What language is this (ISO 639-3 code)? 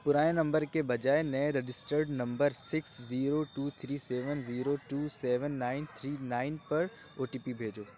urd